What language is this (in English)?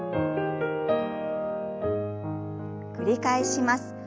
Japanese